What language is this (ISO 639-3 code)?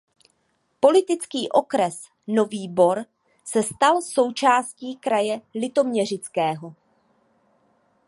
ces